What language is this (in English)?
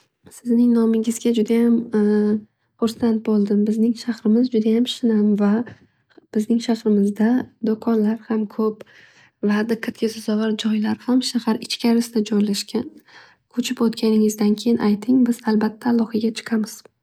Uzbek